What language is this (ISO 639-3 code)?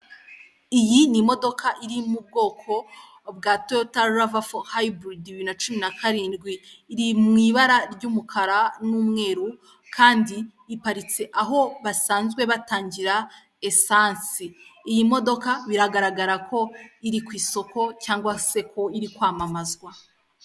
kin